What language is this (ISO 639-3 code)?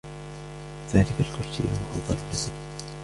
ara